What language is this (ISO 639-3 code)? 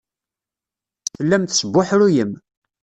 kab